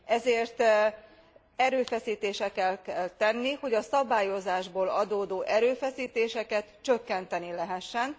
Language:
Hungarian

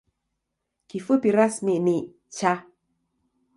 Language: Swahili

